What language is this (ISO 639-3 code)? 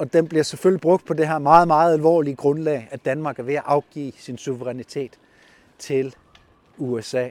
dan